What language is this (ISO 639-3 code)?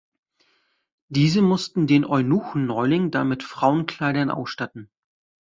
deu